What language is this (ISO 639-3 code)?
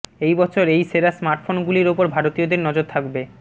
ben